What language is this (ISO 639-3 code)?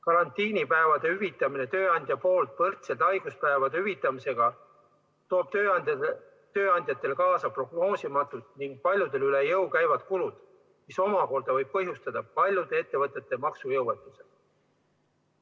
est